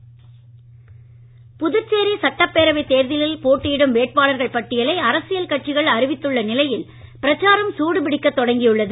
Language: Tamil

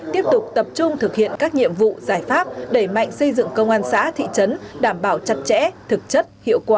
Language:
Vietnamese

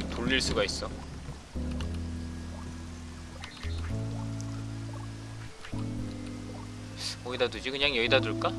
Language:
Korean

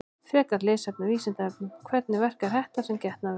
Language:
Icelandic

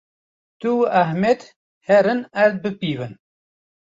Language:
Kurdish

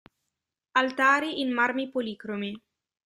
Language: Italian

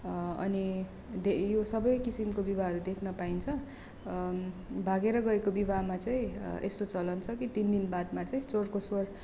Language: Nepali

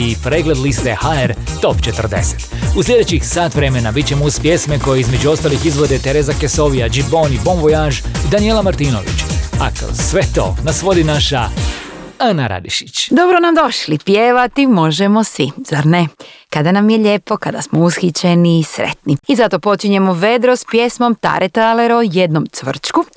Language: Croatian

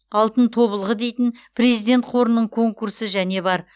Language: Kazakh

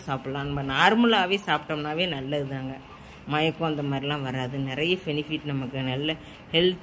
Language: Tamil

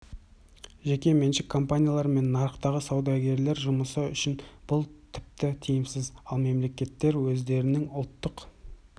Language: Kazakh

